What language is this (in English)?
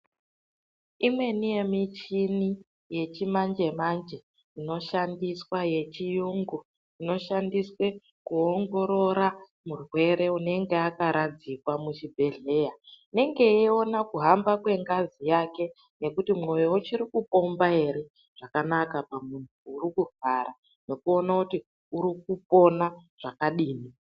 Ndau